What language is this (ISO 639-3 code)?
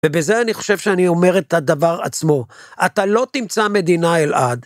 heb